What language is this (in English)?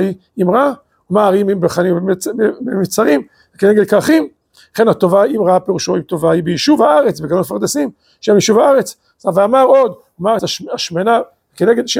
Hebrew